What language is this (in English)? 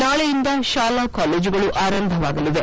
Kannada